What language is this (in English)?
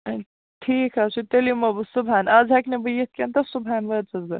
Kashmiri